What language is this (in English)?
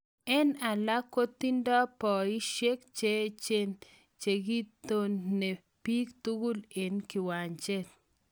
Kalenjin